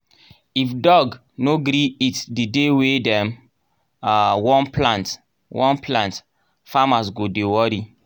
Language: Nigerian Pidgin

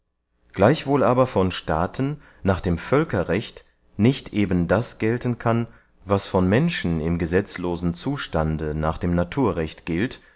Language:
German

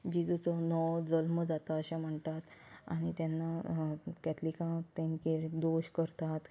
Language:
Konkani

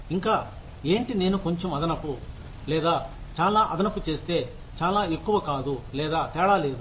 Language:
Telugu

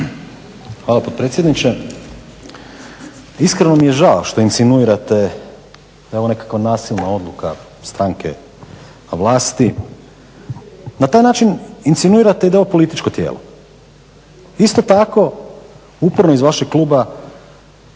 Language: Croatian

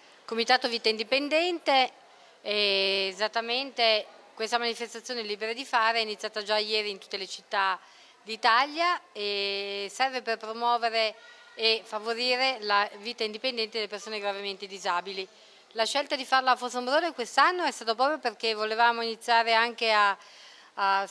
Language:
Italian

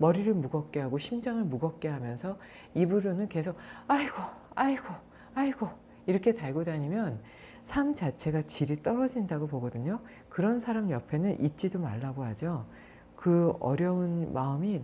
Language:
Korean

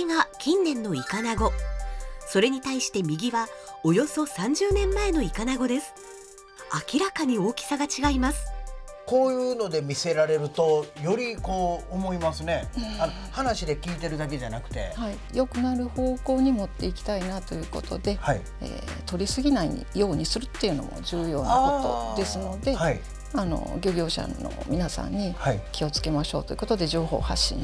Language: Japanese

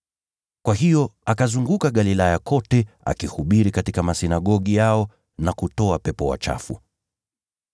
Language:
Swahili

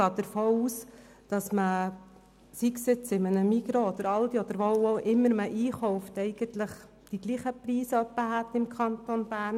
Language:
Swiss German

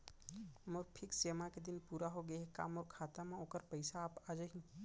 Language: Chhattisgarhi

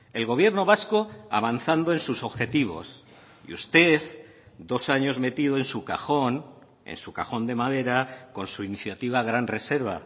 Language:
Spanish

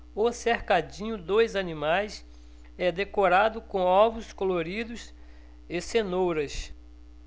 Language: Portuguese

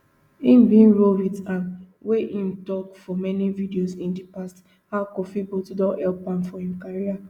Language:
Nigerian Pidgin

